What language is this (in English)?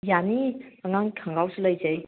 Manipuri